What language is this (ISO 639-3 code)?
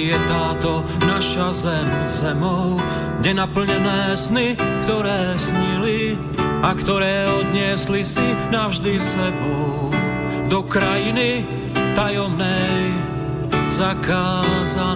slk